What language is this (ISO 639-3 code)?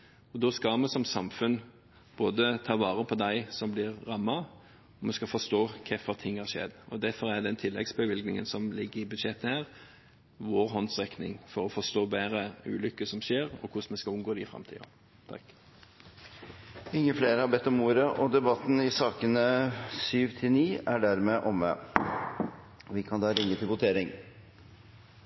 nob